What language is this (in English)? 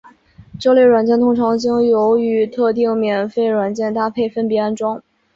Chinese